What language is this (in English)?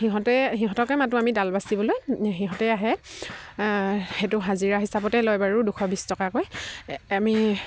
Assamese